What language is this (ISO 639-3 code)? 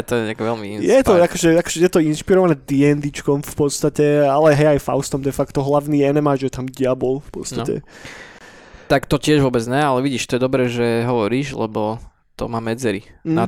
slk